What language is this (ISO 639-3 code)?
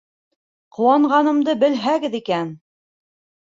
bak